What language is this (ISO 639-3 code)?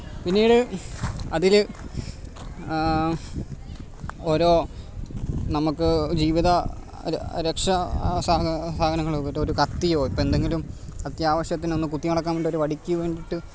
mal